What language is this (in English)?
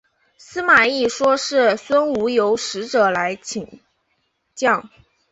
Chinese